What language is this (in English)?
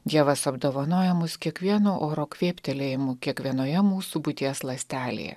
Lithuanian